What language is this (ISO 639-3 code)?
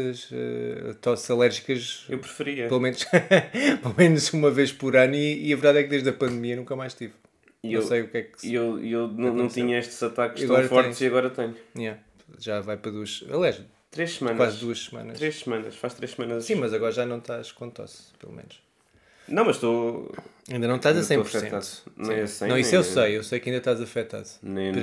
por